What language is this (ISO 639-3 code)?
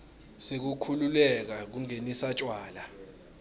ssw